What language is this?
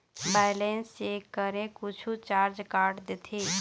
Chhattisgarhi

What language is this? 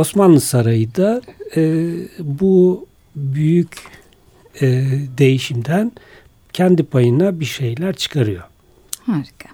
Turkish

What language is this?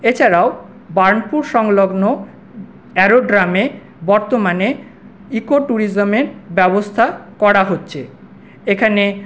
Bangla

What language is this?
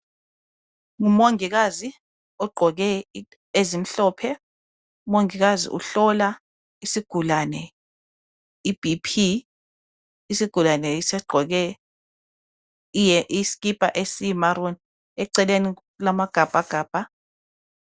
North Ndebele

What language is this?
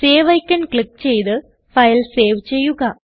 Malayalam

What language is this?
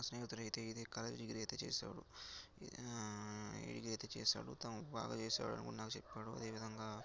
Telugu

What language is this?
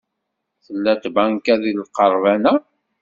Kabyle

